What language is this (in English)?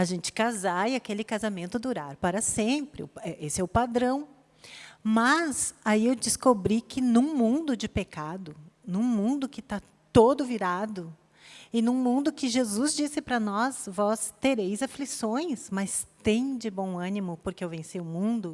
Portuguese